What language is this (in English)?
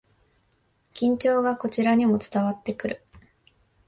Japanese